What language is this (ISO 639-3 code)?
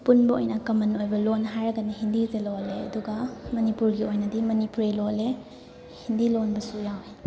mni